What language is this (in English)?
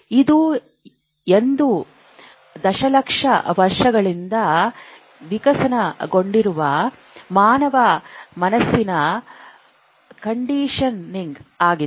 Kannada